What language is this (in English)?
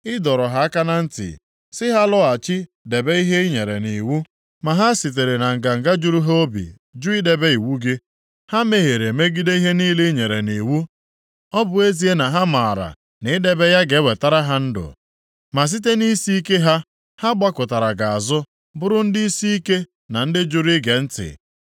Igbo